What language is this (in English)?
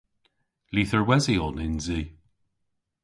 Cornish